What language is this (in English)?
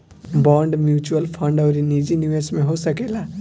Bhojpuri